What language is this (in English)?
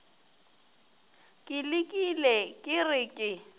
Northern Sotho